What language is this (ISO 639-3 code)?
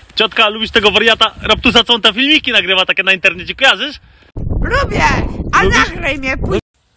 pol